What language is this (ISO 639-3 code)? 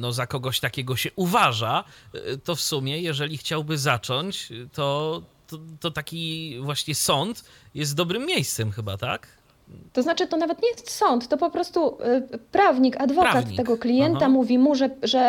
pol